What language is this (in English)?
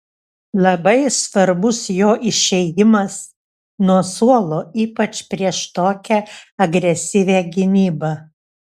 Lithuanian